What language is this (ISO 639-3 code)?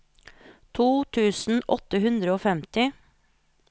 nor